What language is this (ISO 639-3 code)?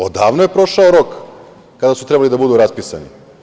srp